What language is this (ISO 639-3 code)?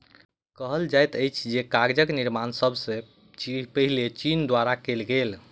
mai